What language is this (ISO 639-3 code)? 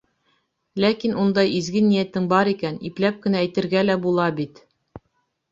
bak